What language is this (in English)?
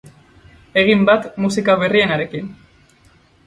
Basque